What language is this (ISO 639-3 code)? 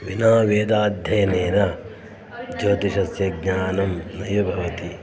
san